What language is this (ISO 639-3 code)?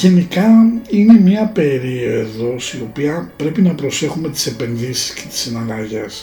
ell